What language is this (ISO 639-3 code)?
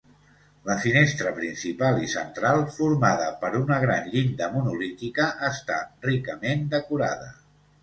cat